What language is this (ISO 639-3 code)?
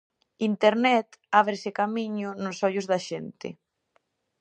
glg